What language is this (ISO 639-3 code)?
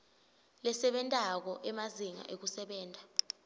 ssw